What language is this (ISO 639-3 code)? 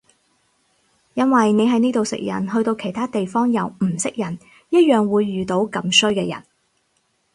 yue